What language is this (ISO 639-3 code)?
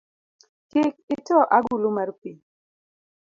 luo